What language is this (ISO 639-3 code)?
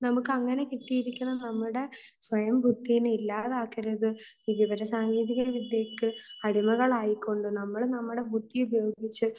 mal